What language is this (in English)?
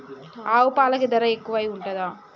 Telugu